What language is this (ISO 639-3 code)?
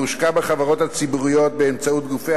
heb